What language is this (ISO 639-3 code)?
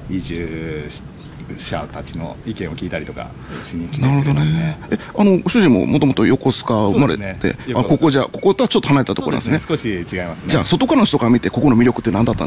jpn